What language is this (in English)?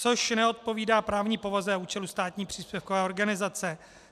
Czech